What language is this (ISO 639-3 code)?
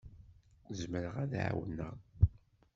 kab